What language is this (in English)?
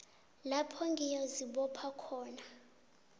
South Ndebele